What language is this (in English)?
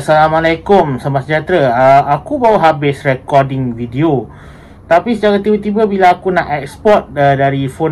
Malay